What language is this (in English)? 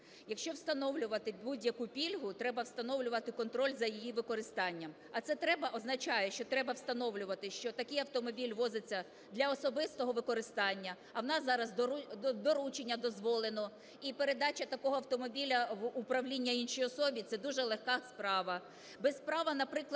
Ukrainian